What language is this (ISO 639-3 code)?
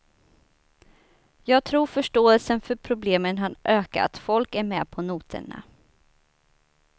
swe